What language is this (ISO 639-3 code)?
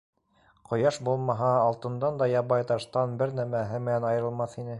bak